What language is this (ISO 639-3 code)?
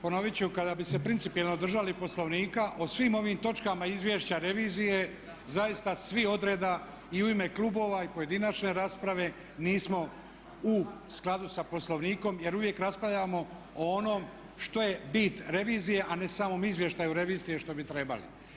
hrv